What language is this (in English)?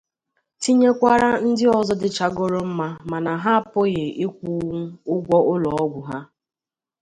Igbo